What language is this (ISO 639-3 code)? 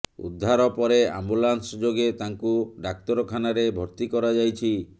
ori